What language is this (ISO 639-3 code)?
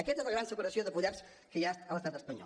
cat